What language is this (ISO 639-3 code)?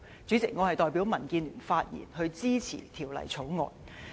yue